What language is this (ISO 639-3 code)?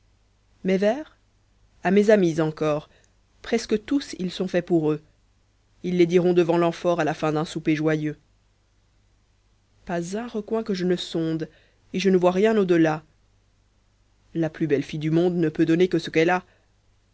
fra